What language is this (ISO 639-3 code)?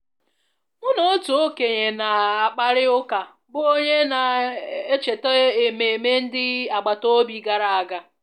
ibo